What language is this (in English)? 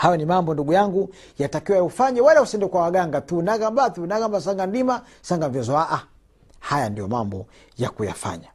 Swahili